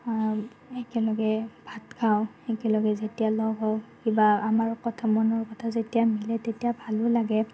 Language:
Assamese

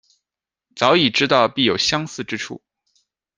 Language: Chinese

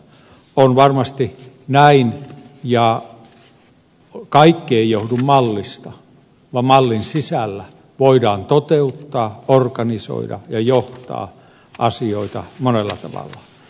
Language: Finnish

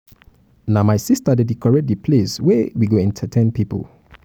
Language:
Nigerian Pidgin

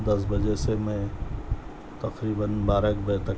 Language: Urdu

